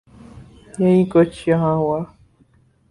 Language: Urdu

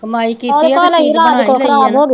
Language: Punjabi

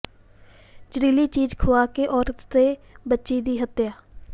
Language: Punjabi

